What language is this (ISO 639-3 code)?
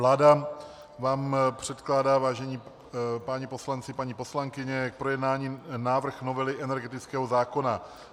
ces